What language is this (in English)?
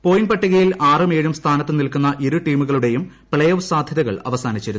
Malayalam